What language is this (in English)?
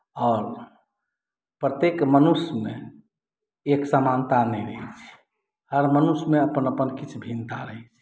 Maithili